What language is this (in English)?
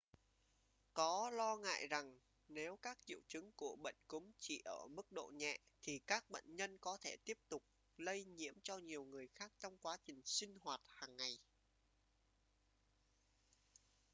Vietnamese